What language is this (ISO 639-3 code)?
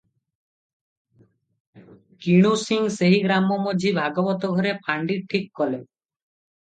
ori